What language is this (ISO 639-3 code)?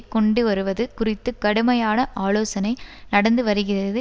tam